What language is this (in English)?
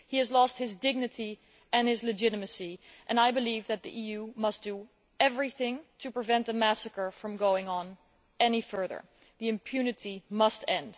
English